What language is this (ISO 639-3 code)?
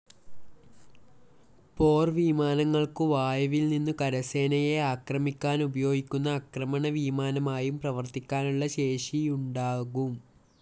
mal